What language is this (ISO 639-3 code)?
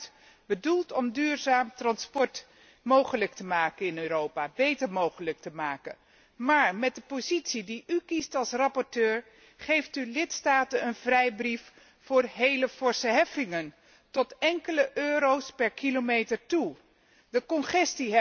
nld